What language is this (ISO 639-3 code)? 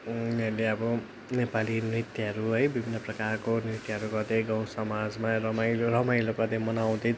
nep